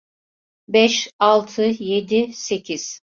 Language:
Turkish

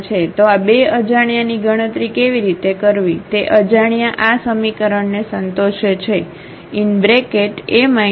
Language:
Gujarati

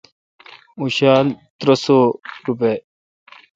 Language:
Kalkoti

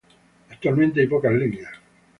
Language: Spanish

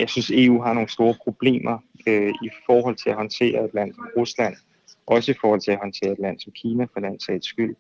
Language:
Danish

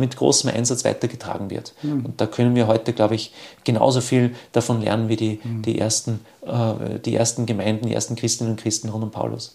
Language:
German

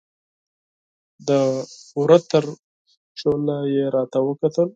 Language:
Pashto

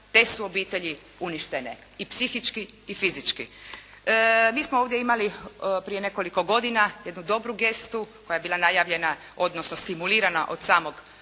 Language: Croatian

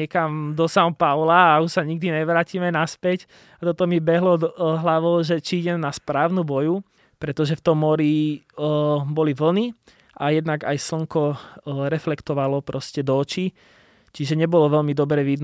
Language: Slovak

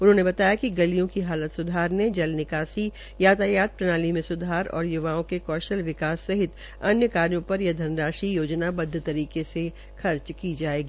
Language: Hindi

